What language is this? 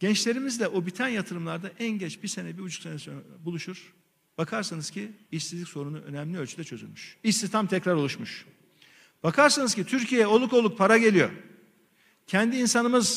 Turkish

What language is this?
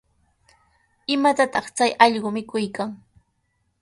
Sihuas Ancash Quechua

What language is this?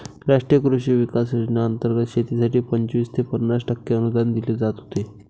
Marathi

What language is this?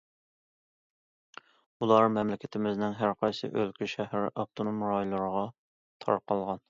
Uyghur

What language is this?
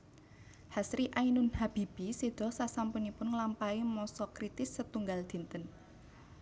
Javanese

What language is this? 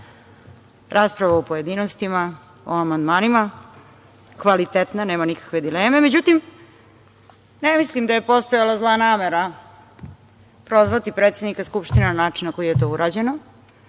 Serbian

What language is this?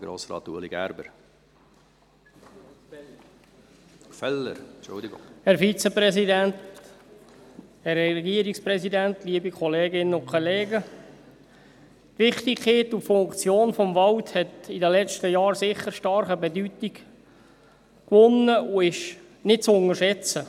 Swiss German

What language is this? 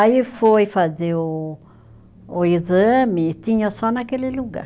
Portuguese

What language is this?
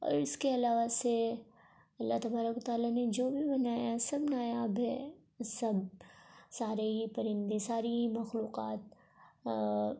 Urdu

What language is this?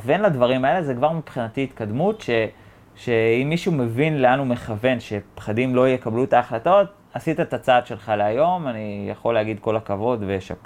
Hebrew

